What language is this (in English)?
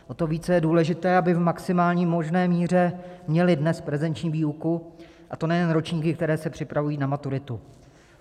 Czech